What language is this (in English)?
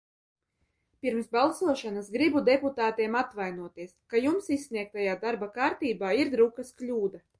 Latvian